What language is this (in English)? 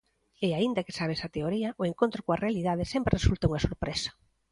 Galician